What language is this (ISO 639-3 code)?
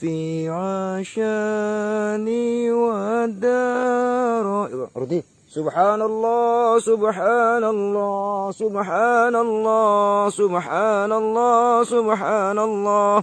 ind